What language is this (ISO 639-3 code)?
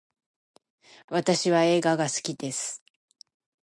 jpn